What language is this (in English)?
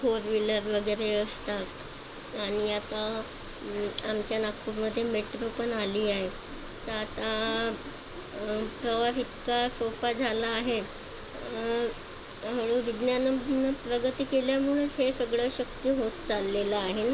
Marathi